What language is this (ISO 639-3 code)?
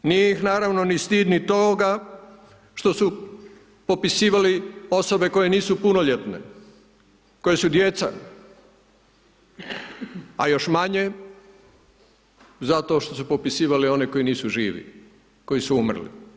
hrv